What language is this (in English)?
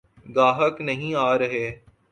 Urdu